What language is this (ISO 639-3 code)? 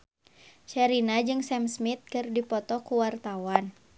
sun